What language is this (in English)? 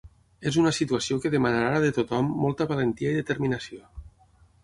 Catalan